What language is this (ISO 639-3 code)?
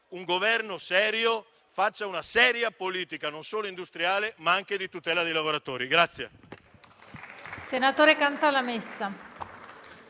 ita